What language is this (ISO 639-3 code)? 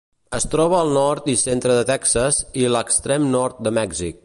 cat